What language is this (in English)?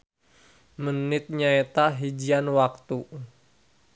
Sundanese